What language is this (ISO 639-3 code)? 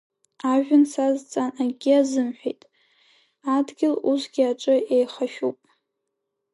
abk